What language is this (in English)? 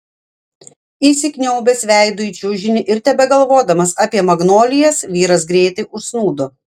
Lithuanian